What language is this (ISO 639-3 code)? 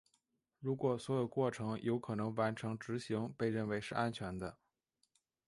zho